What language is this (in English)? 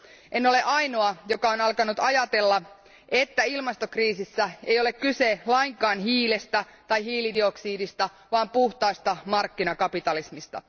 Finnish